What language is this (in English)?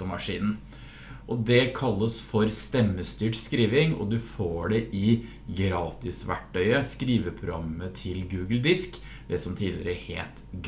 Norwegian